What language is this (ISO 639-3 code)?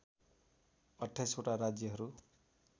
nep